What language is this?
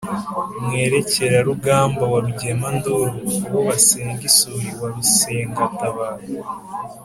Kinyarwanda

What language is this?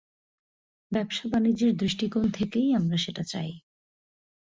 Bangla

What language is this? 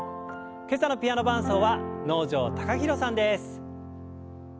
Japanese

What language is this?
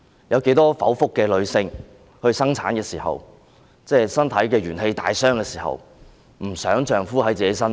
Cantonese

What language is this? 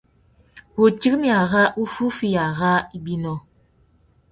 Tuki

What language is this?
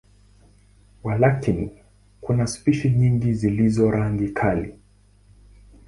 Swahili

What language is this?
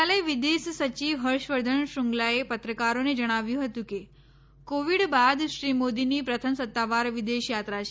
Gujarati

